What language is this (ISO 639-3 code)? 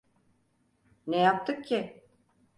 tur